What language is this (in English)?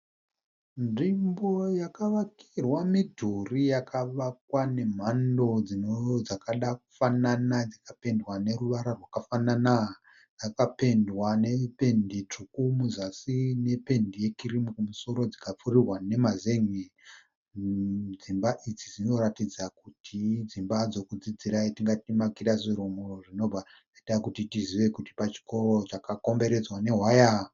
Shona